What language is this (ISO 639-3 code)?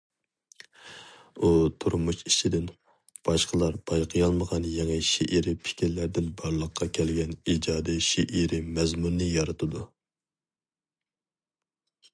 uig